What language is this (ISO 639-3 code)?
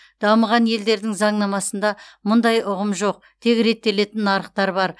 kaz